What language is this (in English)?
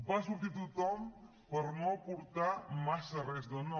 Catalan